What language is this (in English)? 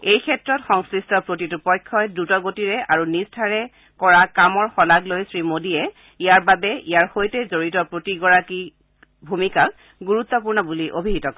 Assamese